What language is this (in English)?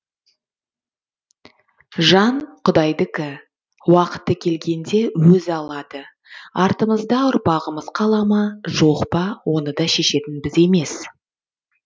Kazakh